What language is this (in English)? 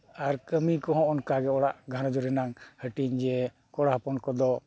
Santali